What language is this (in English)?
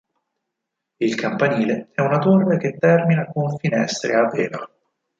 Italian